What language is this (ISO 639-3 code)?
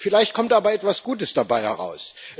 deu